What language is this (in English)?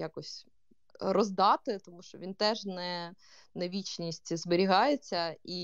Ukrainian